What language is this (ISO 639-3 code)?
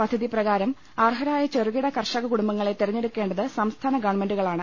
mal